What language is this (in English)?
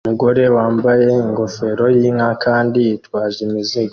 Kinyarwanda